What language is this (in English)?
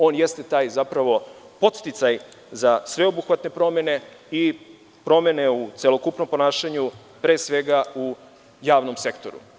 Serbian